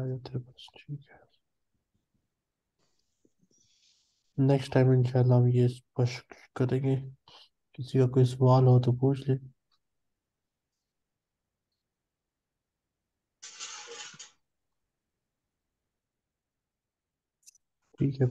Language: Arabic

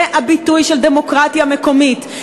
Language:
Hebrew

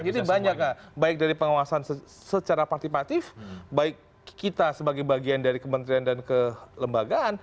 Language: Indonesian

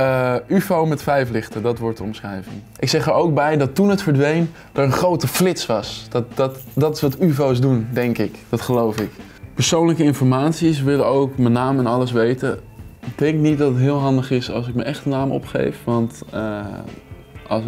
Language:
Dutch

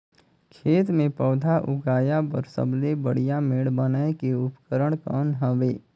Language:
Chhattisgarhi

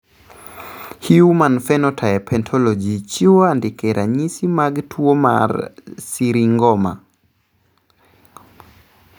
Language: Luo (Kenya and Tanzania)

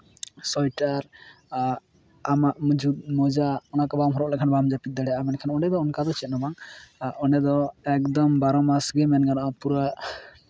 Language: Santali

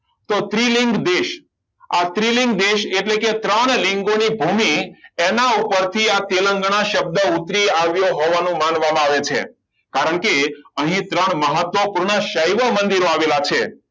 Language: Gujarati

